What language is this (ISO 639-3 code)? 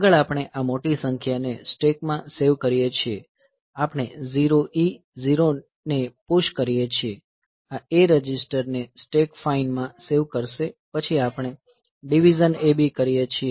guj